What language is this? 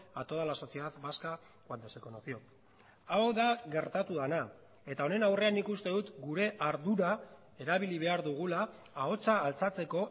Basque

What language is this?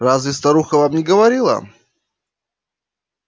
Russian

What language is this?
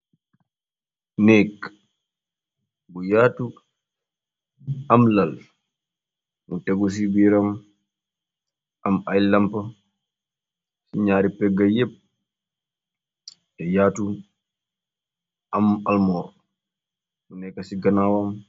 Wolof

